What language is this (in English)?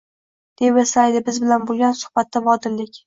Uzbek